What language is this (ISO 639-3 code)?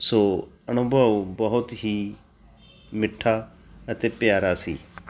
pan